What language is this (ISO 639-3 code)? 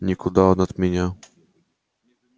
rus